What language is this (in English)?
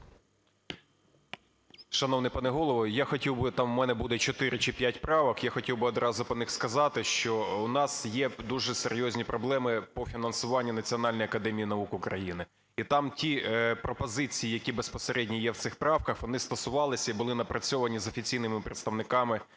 Ukrainian